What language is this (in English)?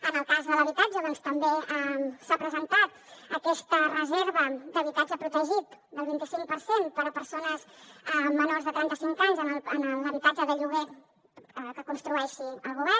Catalan